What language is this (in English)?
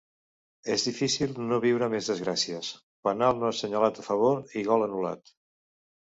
Catalan